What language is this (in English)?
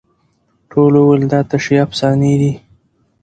Pashto